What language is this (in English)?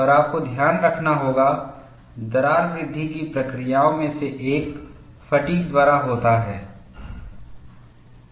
Hindi